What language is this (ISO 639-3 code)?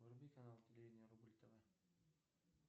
rus